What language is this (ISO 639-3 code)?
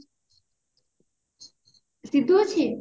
ori